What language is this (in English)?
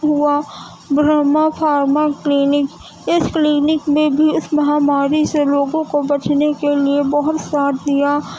Urdu